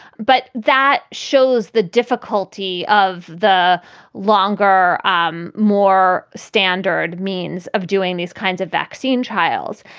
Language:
English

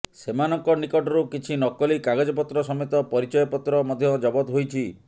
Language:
Odia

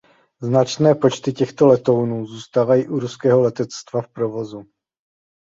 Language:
Czech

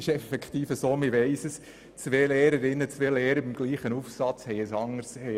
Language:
Swiss German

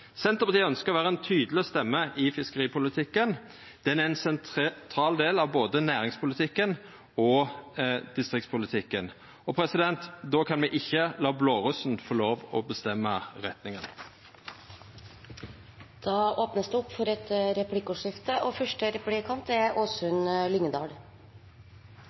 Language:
Norwegian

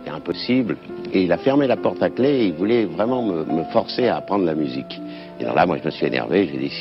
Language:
French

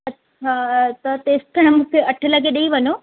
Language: Sindhi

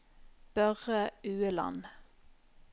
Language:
Norwegian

